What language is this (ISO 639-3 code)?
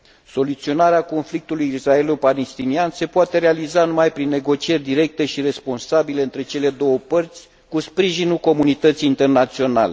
ron